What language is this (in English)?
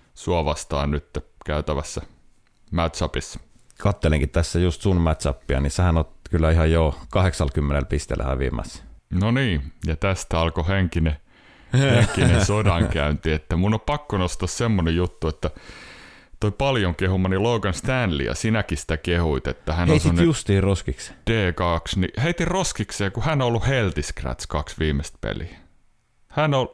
Finnish